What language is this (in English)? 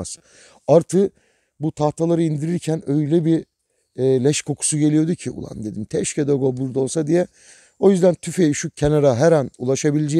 Turkish